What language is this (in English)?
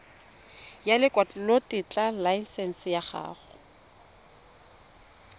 Tswana